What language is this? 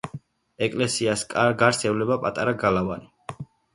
Georgian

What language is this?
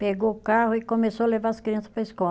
Portuguese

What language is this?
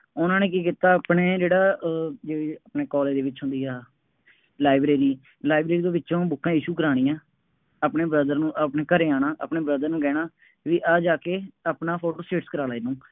Punjabi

